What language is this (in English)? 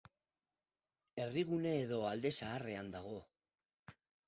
Basque